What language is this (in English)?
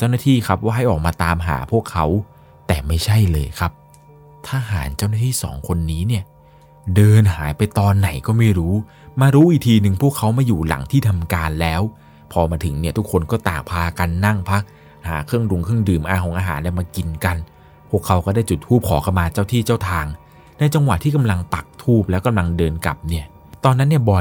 Thai